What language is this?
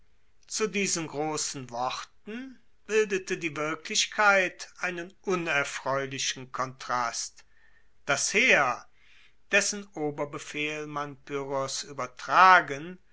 German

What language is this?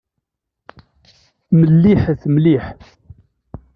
Kabyle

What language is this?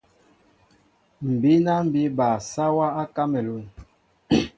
Mbo (Cameroon)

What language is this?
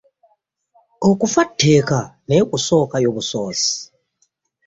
Ganda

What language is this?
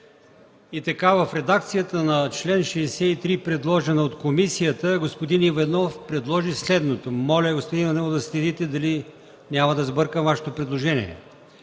Bulgarian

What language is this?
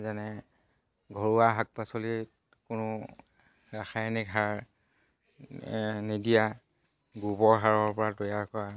Assamese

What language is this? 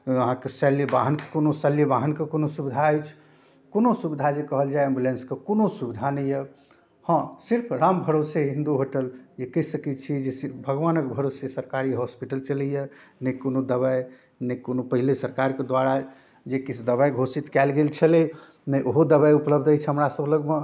Maithili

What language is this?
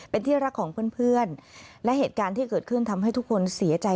Thai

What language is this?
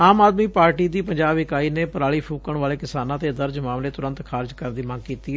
Punjabi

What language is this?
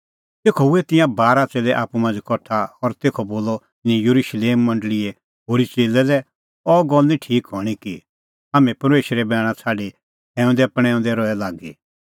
Kullu Pahari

